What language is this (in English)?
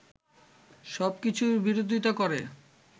Bangla